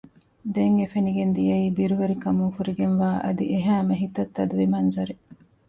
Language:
Divehi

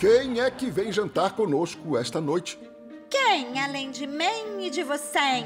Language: Portuguese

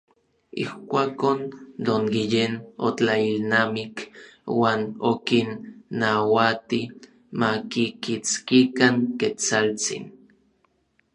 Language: Orizaba Nahuatl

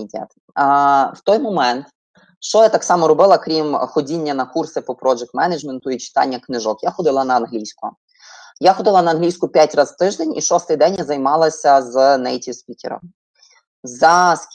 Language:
Ukrainian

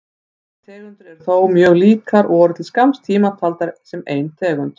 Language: Icelandic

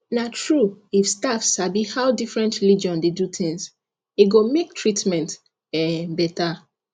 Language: Nigerian Pidgin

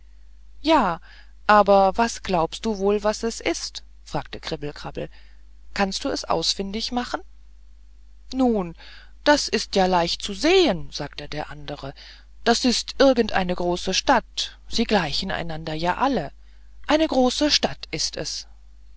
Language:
German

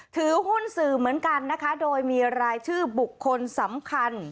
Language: Thai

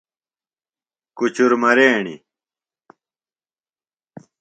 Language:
Phalura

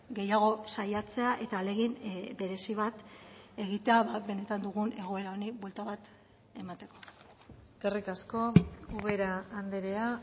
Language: Basque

